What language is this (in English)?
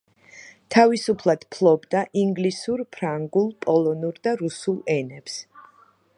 Georgian